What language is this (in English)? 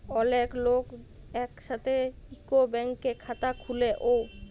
Bangla